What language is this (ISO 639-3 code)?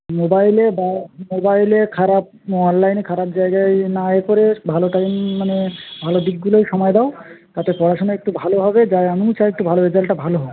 ben